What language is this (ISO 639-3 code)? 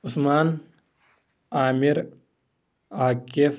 kas